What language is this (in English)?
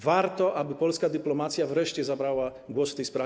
Polish